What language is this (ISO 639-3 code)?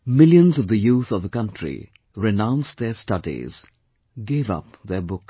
eng